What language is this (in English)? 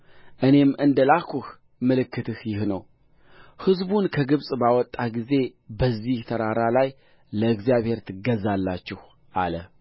Amharic